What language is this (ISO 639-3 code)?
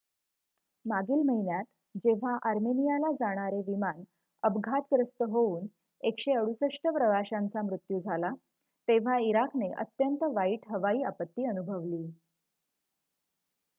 mar